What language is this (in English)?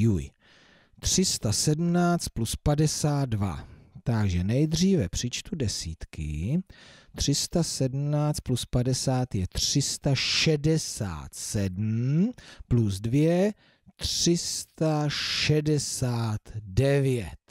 Czech